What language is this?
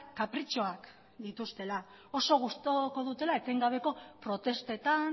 Basque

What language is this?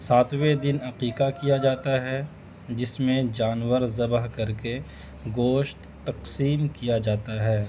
Urdu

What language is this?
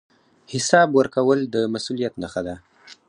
Pashto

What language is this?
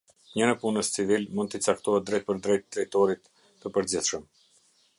Albanian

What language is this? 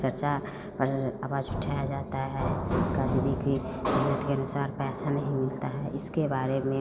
Hindi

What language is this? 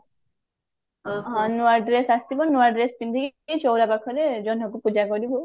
Odia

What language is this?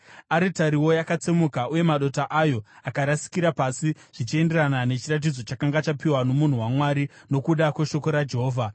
Shona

